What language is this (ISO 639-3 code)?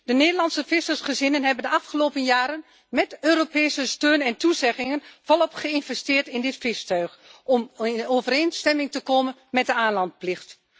nld